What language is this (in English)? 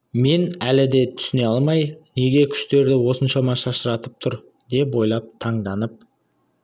Kazakh